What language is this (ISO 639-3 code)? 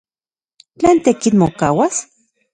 ncx